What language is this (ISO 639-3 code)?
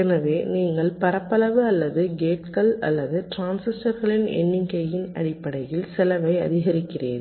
tam